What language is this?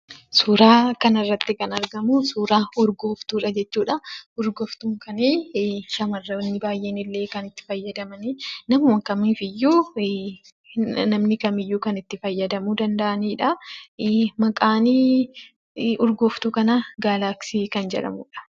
Oromo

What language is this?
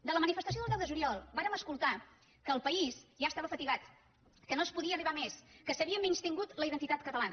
Catalan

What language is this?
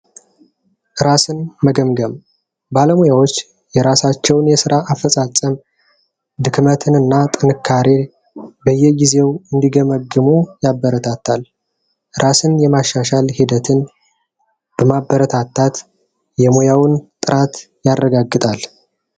Amharic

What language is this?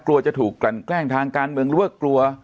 Thai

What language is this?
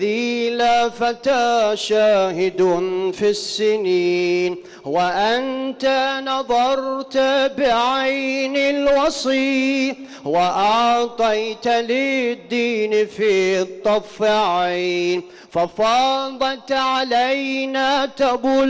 Arabic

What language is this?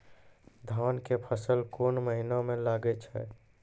Maithili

